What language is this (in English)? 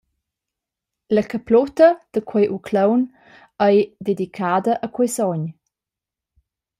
Romansh